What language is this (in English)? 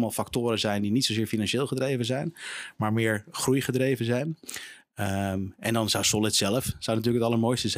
Dutch